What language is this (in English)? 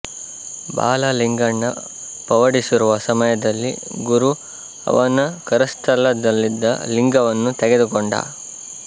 Kannada